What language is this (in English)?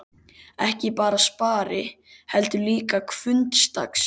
Icelandic